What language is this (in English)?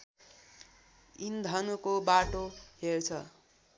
Nepali